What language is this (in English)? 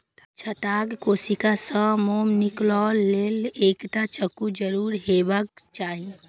Maithili